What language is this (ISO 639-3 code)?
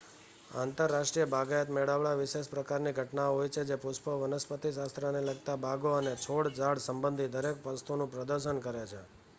guj